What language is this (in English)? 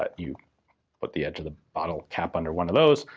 English